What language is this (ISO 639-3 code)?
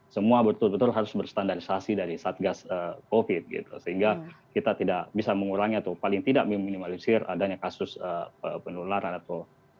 ind